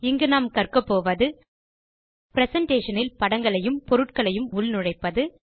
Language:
Tamil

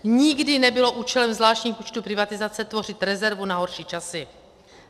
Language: Czech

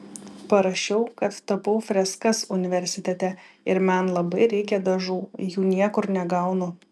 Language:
Lithuanian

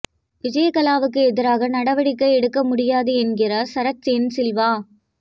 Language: Tamil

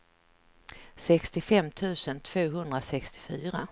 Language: Swedish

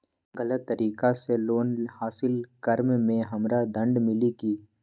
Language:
Magahi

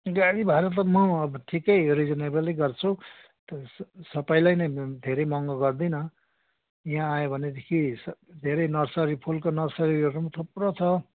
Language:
Nepali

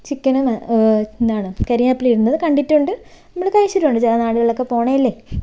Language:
Malayalam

